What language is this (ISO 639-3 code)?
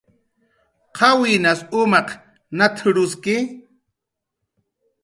jqr